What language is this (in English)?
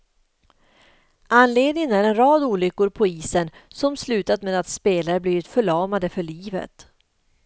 Swedish